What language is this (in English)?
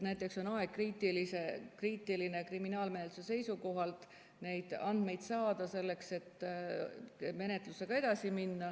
Estonian